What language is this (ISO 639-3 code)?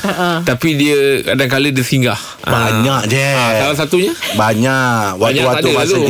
msa